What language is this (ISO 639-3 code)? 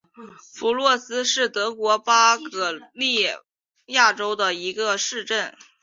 zho